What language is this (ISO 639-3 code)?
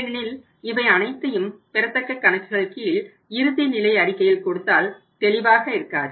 tam